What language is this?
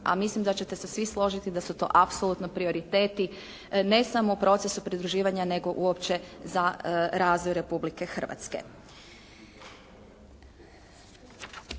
Croatian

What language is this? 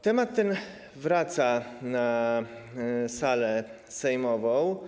Polish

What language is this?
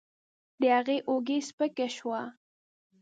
Pashto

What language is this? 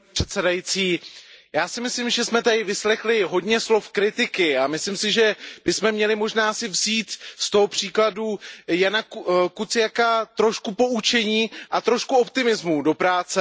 Czech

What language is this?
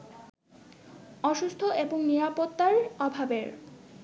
Bangla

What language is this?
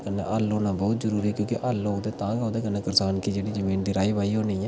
Dogri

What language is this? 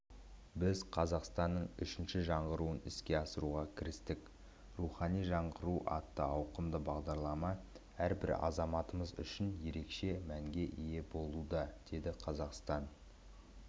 Kazakh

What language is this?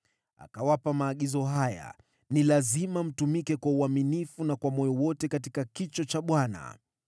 Swahili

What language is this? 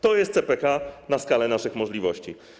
Polish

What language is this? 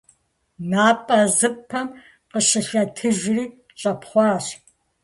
Kabardian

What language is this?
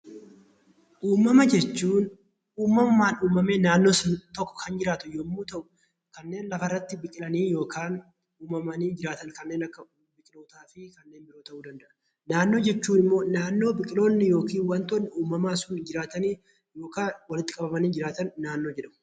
Oromo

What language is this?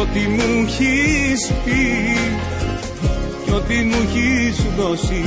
Greek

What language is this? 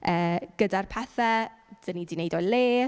Welsh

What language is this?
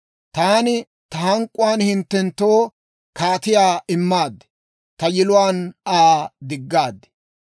Dawro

